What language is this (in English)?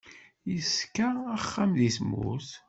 Kabyle